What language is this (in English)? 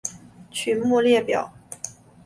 Chinese